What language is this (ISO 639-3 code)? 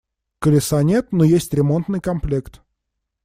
rus